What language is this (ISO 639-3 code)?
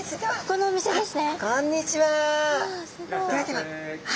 jpn